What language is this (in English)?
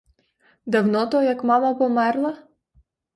Ukrainian